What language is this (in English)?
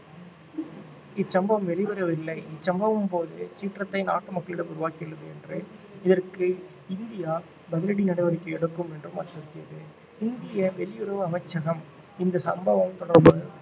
Tamil